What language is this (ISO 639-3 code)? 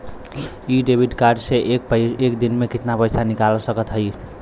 bho